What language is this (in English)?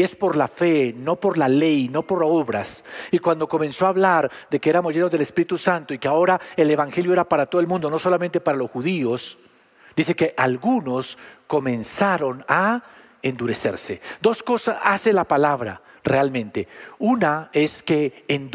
Spanish